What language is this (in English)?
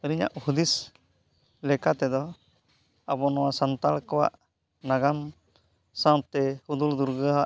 Santali